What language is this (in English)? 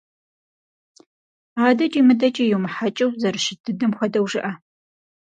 Kabardian